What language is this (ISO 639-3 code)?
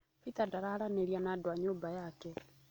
kik